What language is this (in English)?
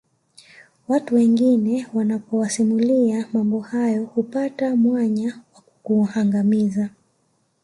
Swahili